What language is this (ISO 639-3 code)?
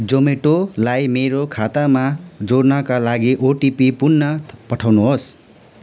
nep